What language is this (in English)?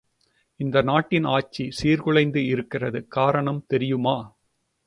Tamil